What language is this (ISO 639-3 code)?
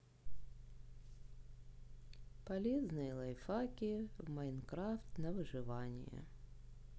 rus